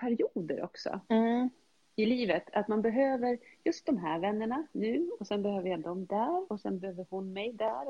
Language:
Swedish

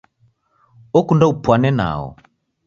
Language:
Taita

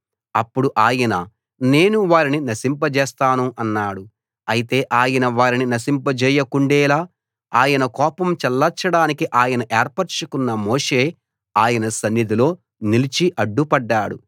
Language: Telugu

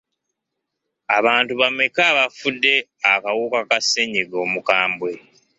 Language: Ganda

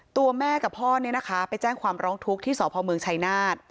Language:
Thai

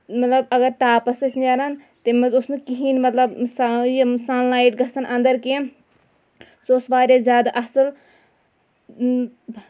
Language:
Kashmiri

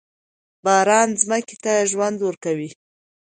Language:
Pashto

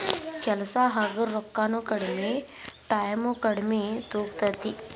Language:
Kannada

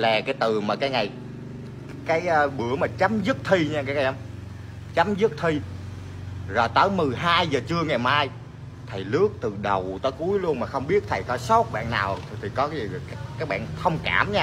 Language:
Vietnamese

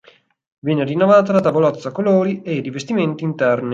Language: Italian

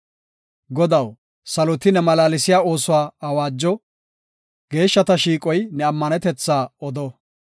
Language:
Gofa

